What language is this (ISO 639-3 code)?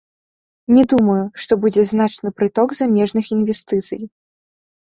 bel